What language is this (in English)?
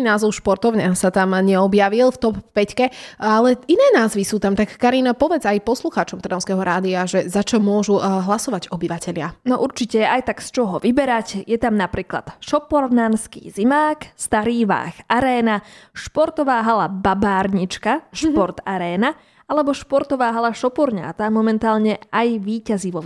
Slovak